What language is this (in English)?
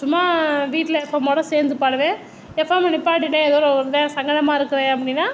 Tamil